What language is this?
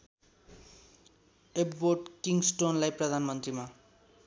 Nepali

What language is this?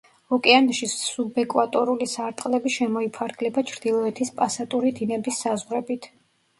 Georgian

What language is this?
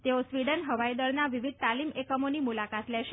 Gujarati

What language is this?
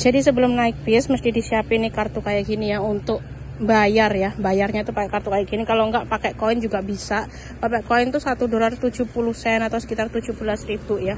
Indonesian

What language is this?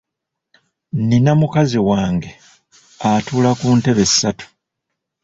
Ganda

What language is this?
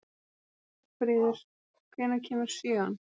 Icelandic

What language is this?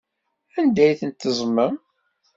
Kabyle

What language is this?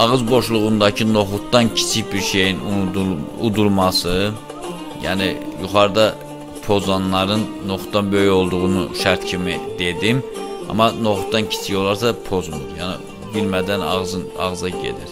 Turkish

